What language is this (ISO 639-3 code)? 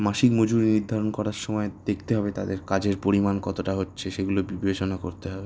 ben